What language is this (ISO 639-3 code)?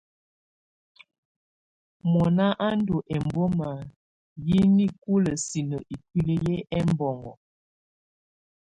tvu